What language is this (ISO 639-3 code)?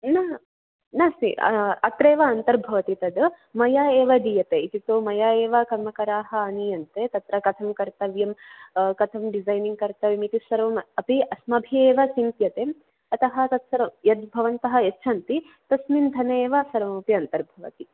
san